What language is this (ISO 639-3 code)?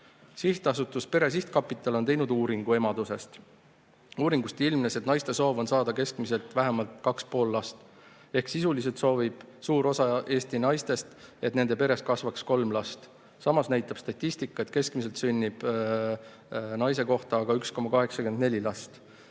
est